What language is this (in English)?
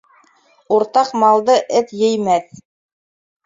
Bashkir